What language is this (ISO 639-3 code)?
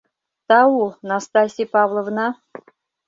chm